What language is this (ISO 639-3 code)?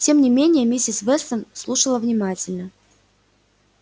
rus